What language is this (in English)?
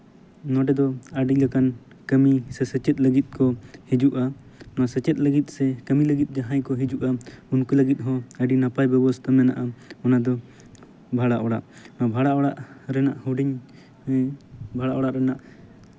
Santali